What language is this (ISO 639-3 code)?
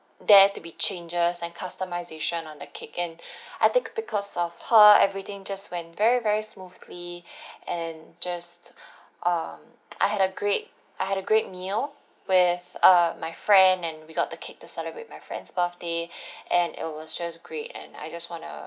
eng